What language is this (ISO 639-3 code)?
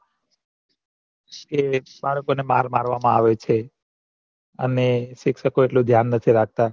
guj